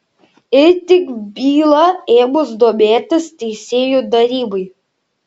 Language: Lithuanian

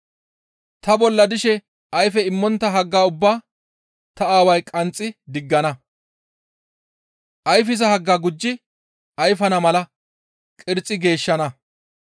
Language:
Gamo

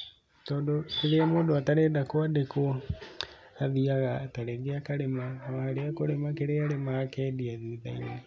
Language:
Kikuyu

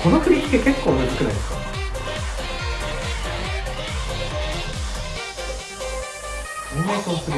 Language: Japanese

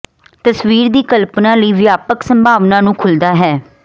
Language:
Punjabi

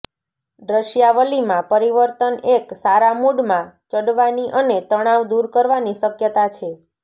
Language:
Gujarati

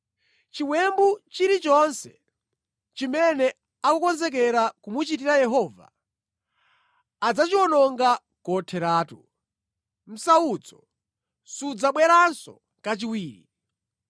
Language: Nyanja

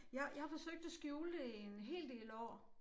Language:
Danish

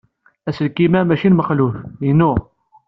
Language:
Kabyle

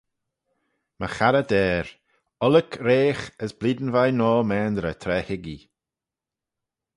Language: Manx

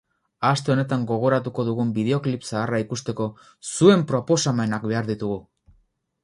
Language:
Basque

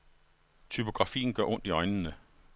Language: Danish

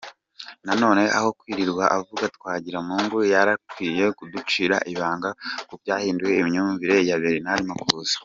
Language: Kinyarwanda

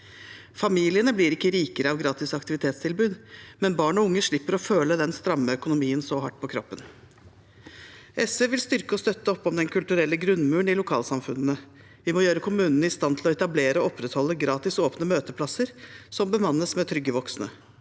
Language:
Norwegian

